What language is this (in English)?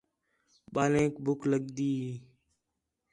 Khetrani